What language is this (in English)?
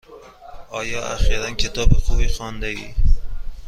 Persian